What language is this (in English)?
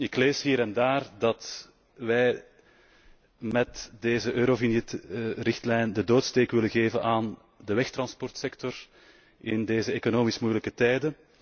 Dutch